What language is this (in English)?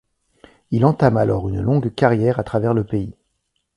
French